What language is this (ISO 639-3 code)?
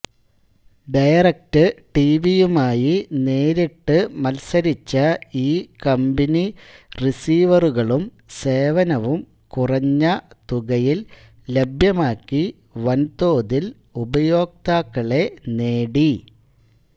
mal